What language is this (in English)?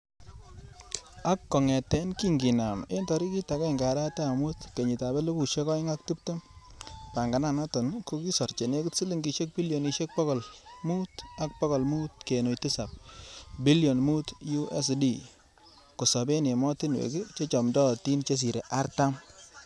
Kalenjin